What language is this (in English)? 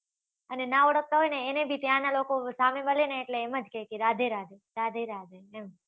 Gujarati